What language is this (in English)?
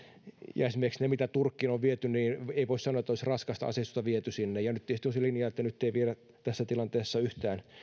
Finnish